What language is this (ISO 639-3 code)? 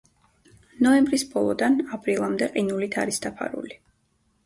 kat